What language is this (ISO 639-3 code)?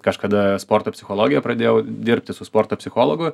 lit